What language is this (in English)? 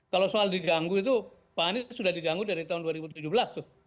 Indonesian